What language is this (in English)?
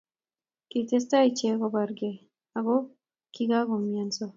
Kalenjin